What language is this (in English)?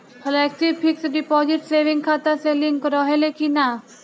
Bhojpuri